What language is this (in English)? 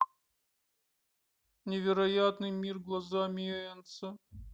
Russian